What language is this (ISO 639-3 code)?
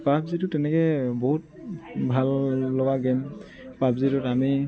asm